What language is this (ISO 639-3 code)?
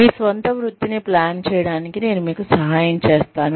tel